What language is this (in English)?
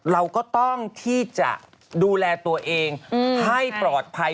Thai